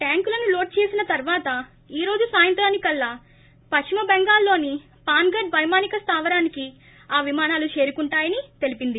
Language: Telugu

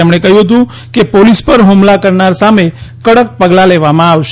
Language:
Gujarati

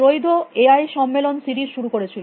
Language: Bangla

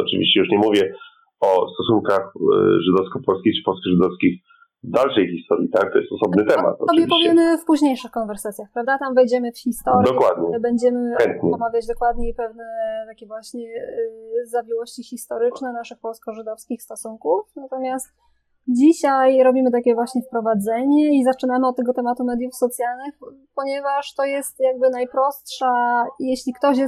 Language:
Polish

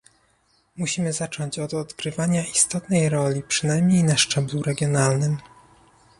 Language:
Polish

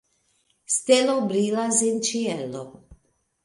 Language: Esperanto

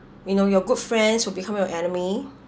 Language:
English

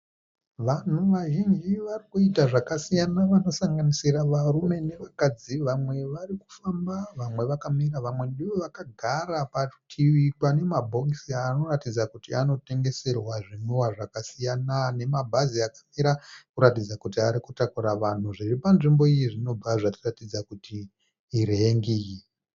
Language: Shona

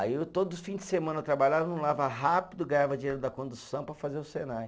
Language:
Portuguese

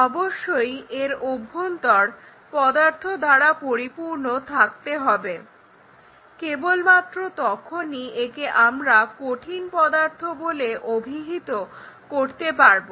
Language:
Bangla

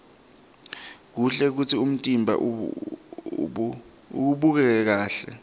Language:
Swati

